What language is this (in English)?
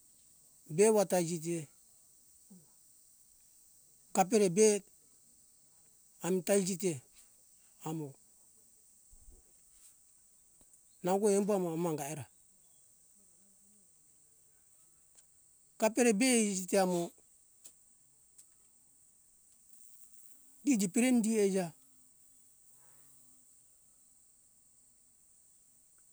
Hunjara-Kaina Ke